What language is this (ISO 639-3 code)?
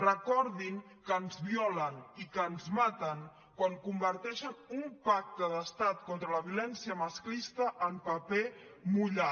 cat